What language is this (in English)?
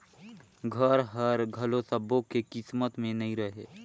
Chhattisgarhi